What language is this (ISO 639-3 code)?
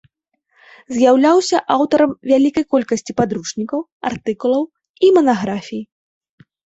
bel